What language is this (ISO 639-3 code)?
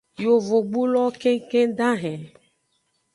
ajg